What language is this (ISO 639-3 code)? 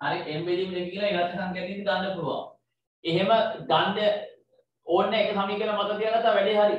ind